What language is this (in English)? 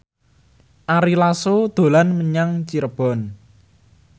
Javanese